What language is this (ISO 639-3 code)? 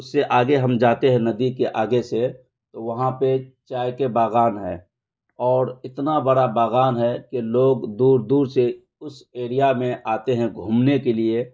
urd